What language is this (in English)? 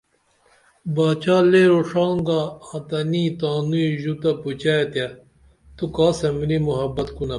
Dameli